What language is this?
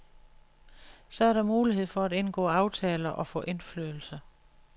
Danish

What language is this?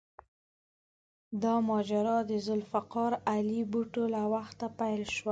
Pashto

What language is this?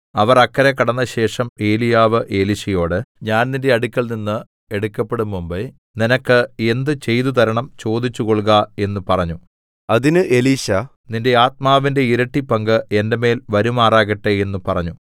Malayalam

